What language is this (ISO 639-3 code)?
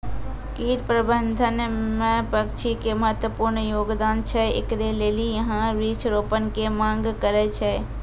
mai